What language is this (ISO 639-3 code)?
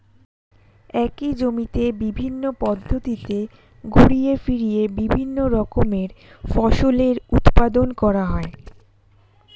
ben